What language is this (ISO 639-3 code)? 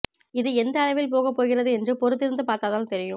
tam